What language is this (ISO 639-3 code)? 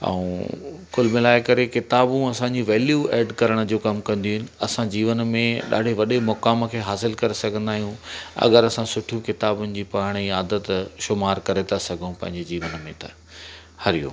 snd